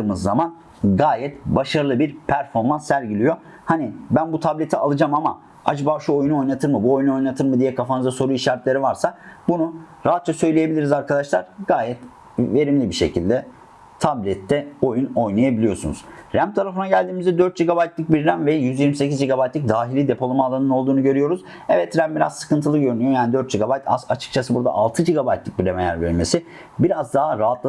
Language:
Turkish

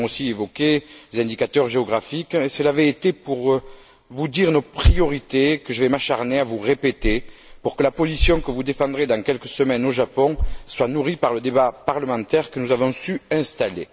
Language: French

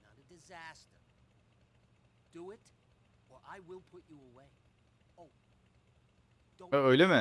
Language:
Turkish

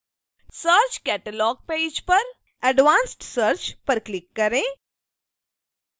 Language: Hindi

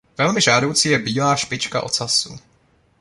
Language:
Czech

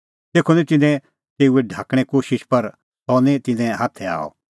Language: Kullu Pahari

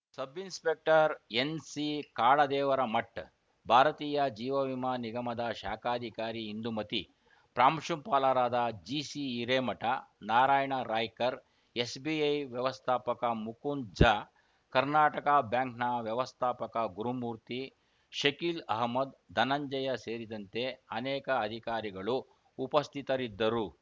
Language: Kannada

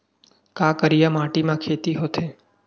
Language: Chhattisgarhi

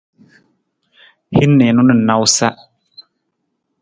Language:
Nawdm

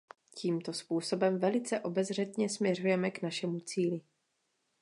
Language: Czech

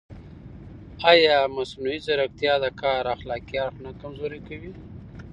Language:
Pashto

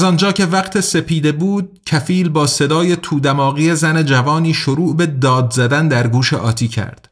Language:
Persian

